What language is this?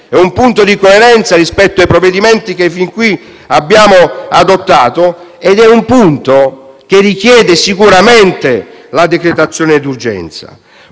Italian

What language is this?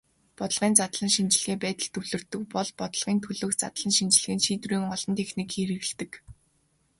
Mongolian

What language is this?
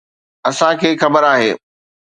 Sindhi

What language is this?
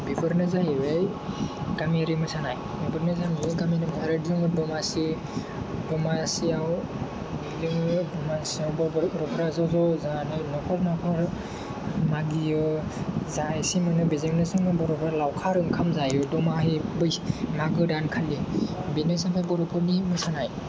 Bodo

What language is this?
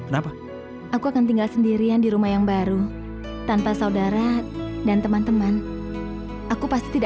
Indonesian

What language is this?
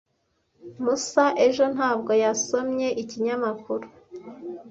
Kinyarwanda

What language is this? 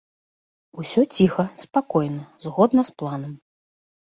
Belarusian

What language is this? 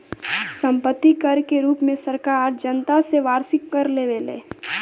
Bhojpuri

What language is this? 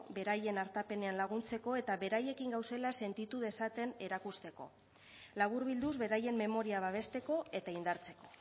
Basque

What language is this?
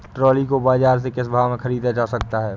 Hindi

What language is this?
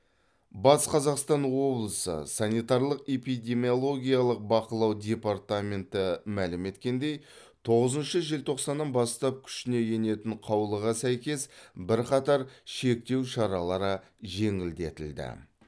Kazakh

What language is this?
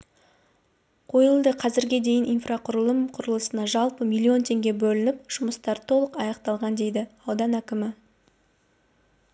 Kazakh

